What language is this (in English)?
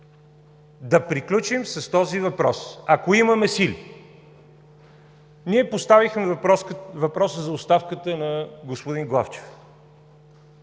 Bulgarian